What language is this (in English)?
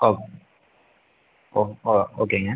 Tamil